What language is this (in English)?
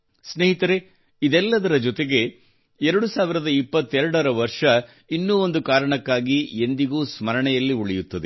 Kannada